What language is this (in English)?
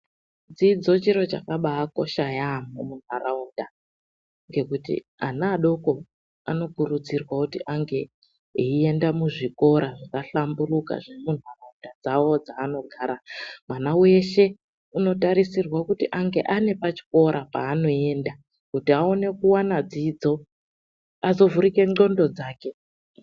Ndau